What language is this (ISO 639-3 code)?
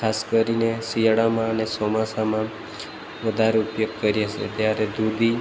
guj